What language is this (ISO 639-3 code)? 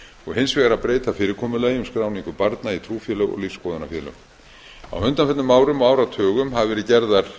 isl